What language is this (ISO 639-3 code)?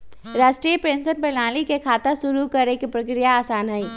mag